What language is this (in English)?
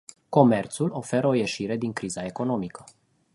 Romanian